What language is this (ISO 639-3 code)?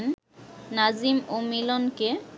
ben